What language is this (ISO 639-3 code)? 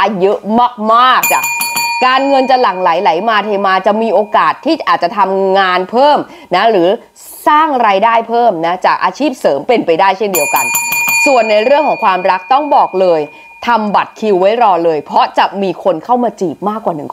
tha